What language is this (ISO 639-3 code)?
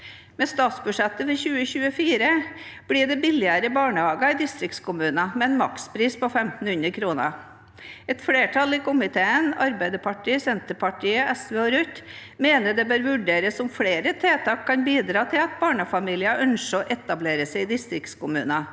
nor